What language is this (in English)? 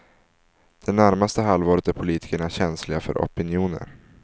Swedish